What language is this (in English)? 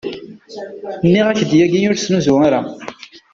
Kabyle